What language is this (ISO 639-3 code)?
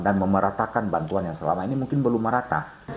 ind